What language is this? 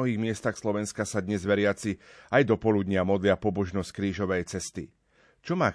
Slovak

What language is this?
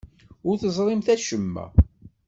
Kabyle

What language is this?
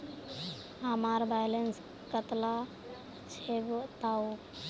Magahi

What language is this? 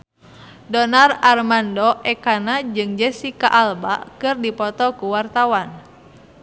Sundanese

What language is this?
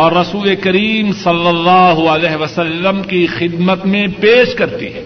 Urdu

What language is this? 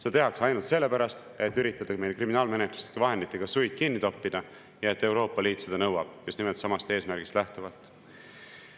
Estonian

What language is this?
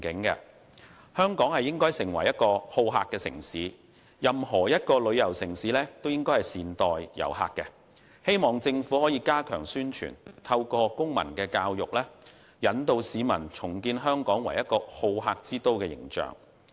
Cantonese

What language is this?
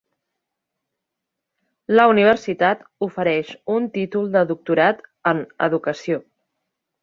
Catalan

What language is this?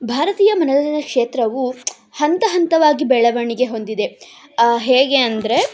Kannada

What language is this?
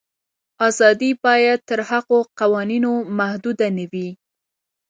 Pashto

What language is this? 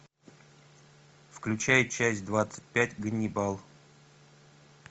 Russian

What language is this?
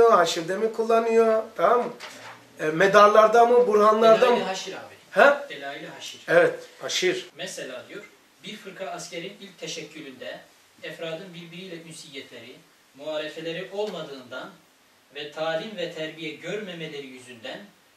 Turkish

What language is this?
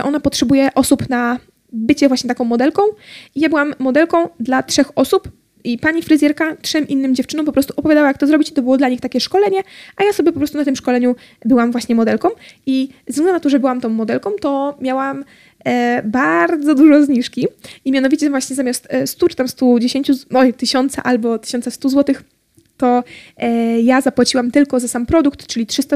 Polish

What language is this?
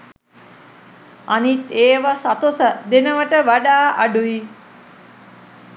Sinhala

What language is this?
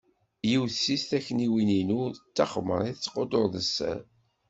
Kabyle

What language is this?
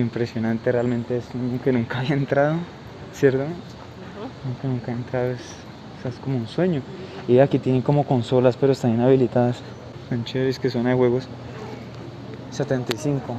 Spanish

